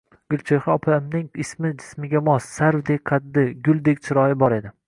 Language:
Uzbek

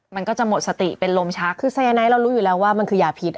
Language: Thai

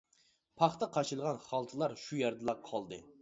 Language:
Uyghur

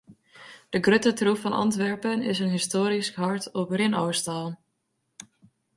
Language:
Western Frisian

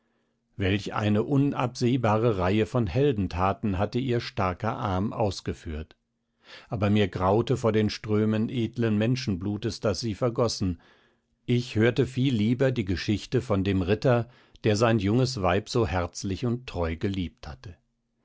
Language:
German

